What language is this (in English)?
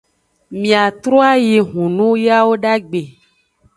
Aja (Benin)